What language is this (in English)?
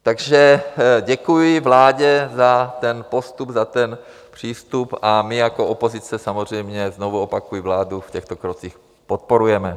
Czech